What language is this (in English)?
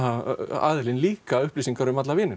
Icelandic